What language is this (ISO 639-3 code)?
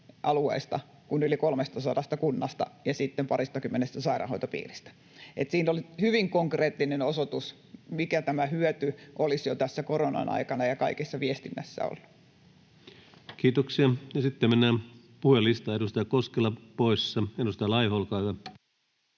fin